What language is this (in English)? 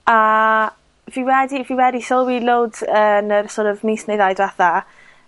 Welsh